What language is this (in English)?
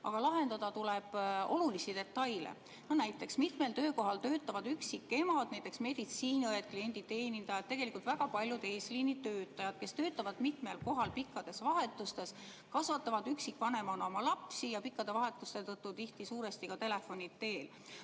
Estonian